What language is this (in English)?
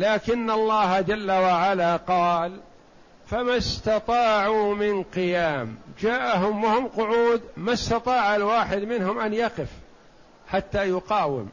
Arabic